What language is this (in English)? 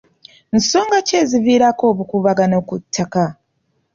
Ganda